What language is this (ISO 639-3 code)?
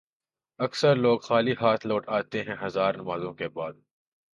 urd